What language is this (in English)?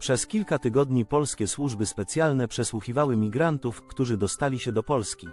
Polish